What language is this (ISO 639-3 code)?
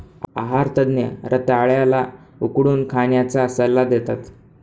mar